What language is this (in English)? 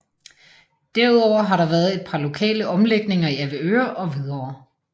Danish